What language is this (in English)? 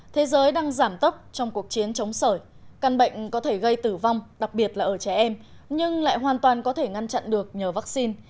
Vietnamese